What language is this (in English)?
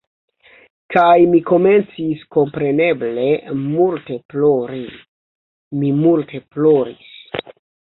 Esperanto